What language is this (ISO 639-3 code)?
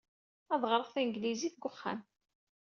kab